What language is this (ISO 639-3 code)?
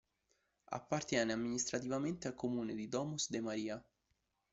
ita